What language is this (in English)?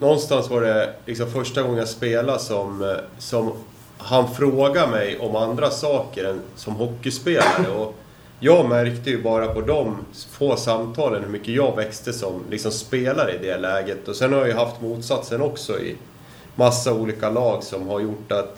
Swedish